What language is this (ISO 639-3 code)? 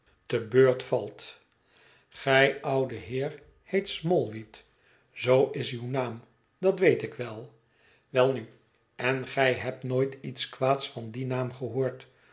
nld